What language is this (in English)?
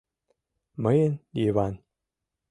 Mari